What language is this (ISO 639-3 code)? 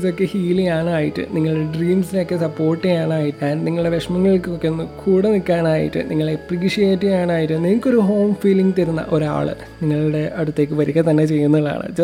mal